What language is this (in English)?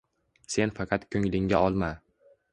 Uzbek